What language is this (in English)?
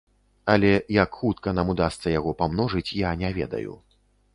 Belarusian